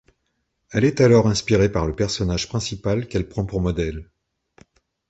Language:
French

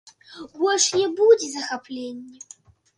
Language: Belarusian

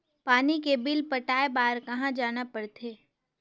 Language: Chhattisgarhi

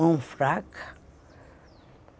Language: Portuguese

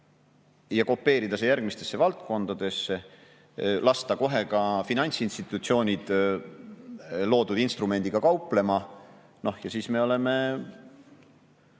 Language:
Estonian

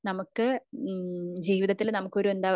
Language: Malayalam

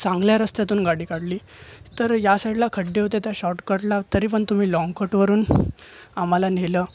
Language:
Marathi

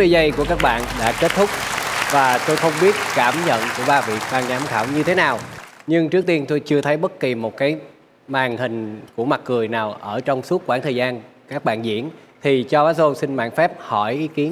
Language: Vietnamese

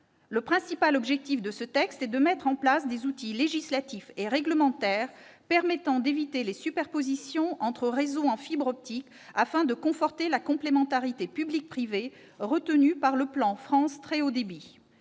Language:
French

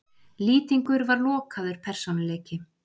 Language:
Icelandic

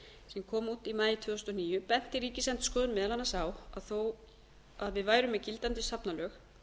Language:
Icelandic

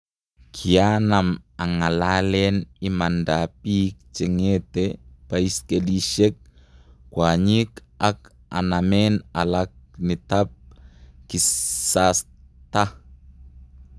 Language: Kalenjin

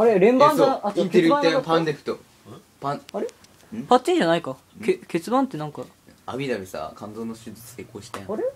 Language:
Japanese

